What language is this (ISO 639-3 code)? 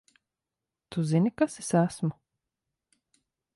lav